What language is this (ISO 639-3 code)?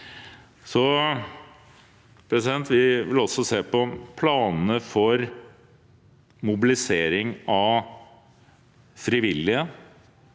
nor